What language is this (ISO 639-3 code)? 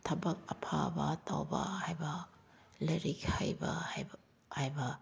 mni